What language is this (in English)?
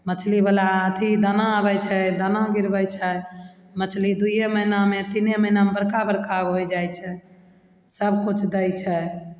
Maithili